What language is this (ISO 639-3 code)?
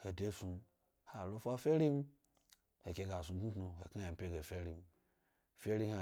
gby